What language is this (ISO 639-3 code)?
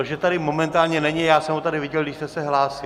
ces